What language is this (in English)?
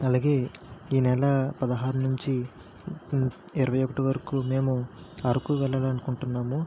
Telugu